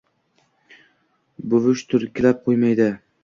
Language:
Uzbek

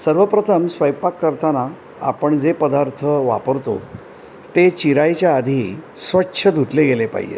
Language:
Marathi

